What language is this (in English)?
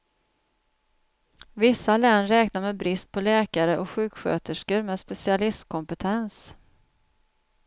Swedish